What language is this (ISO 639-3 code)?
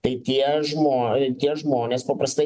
lit